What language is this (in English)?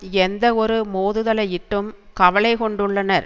Tamil